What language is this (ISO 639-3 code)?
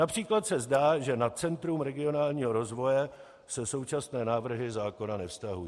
ces